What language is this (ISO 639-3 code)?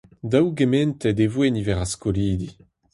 bre